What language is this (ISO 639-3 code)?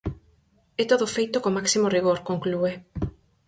glg